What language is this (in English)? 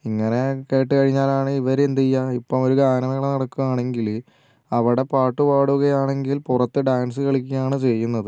Malayalam